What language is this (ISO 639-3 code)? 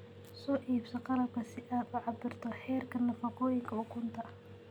som